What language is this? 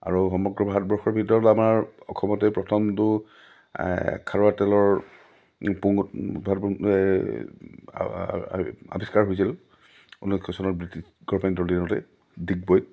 Assamese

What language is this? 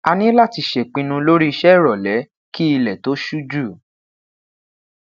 Yoruba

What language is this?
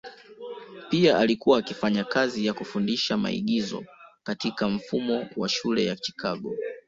Swahili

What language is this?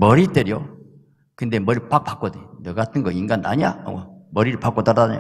Korean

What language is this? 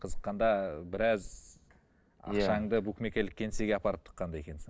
Kazakh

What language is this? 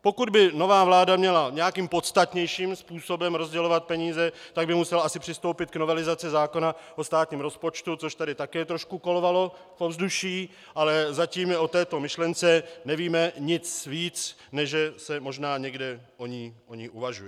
Czech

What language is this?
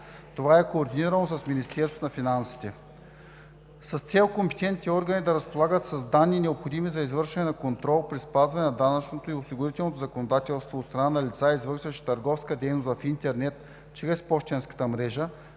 Bulgarian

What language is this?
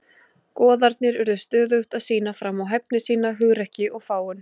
Icelandic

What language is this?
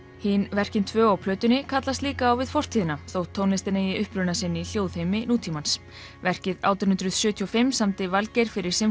Icelandic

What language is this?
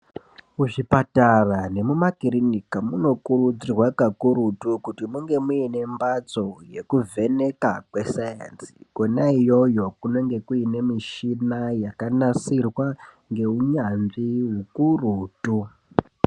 Ndau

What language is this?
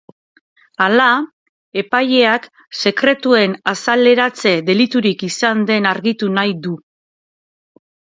Basque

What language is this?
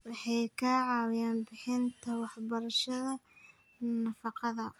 Somali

